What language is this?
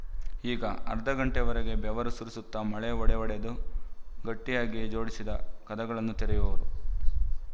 Kannada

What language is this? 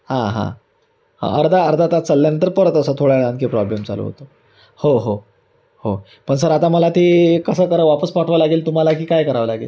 Marathi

